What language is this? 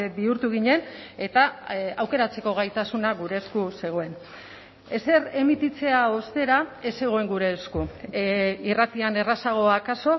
Basque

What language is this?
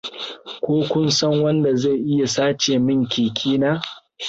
Hausa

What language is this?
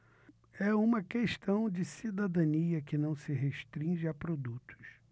Portuguese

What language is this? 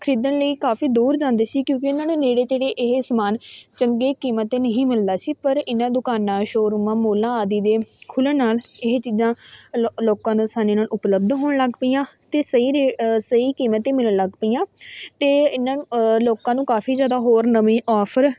Punjabi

